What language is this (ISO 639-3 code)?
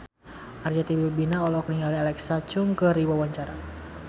sun